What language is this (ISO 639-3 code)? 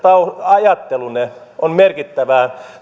fin